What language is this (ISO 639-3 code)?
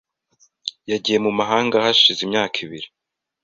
kin